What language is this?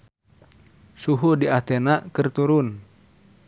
Sundanese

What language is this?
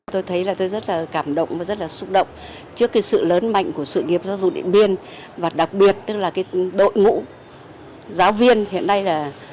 Vietnamese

